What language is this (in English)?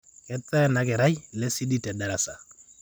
Masai